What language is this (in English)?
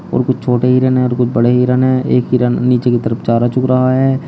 Hindi